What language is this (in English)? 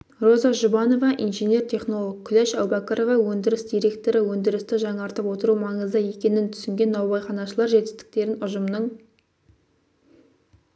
Kazakh